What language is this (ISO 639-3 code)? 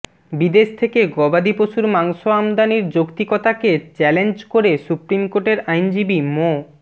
ben